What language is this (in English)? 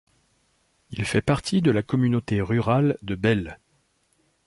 French